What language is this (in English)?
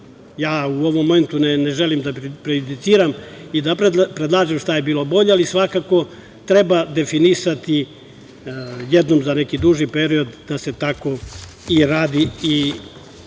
Serbian